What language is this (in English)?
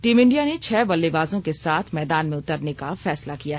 Hindi